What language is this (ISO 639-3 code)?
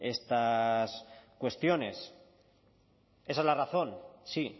spa